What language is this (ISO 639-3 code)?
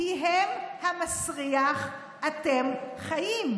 heb